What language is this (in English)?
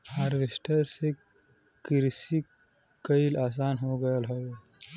Bhojpuri